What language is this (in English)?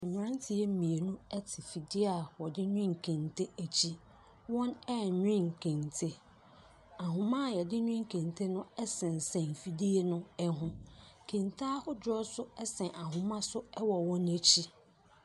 Akan